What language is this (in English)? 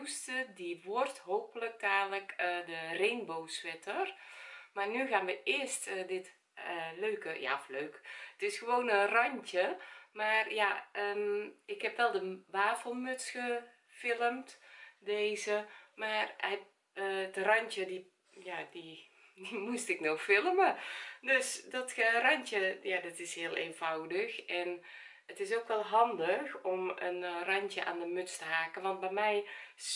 Dutch